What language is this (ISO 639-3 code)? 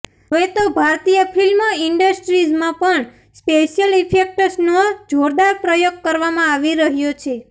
guj